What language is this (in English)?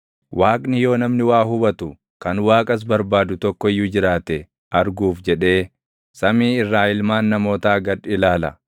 Oromo